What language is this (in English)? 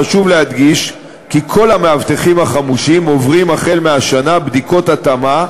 Hebrew